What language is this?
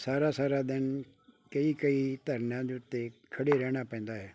Punjabi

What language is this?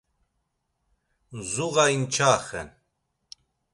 Laz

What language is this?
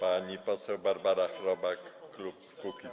Polish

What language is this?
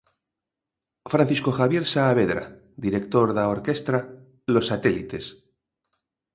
Galician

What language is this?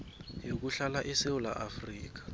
South Ndebele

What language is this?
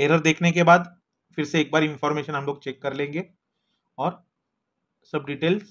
Hindi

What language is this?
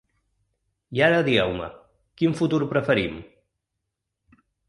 Catalan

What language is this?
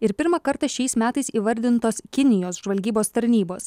Lithuanian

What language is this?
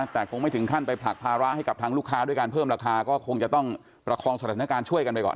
Thai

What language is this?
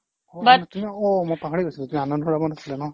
Assamese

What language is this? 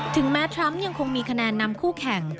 Thai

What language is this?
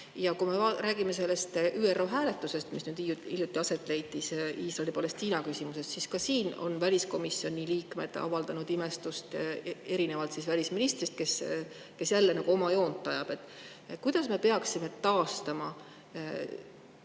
Estonian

